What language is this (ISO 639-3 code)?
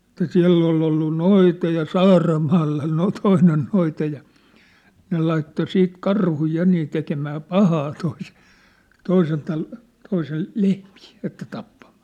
fin